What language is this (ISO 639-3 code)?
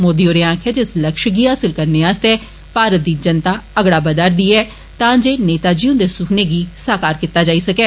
doi